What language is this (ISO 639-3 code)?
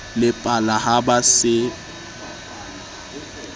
sot